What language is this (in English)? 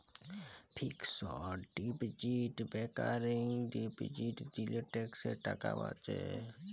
Bangla